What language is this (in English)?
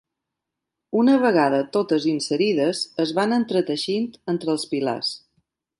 Catalan